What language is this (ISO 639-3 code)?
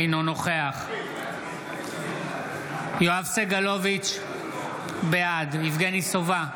heb